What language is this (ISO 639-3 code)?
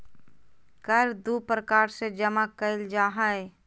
mag